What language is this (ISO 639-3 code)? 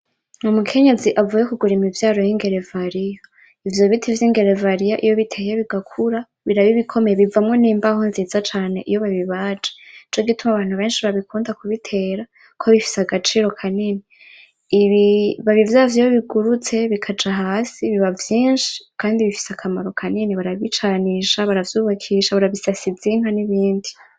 run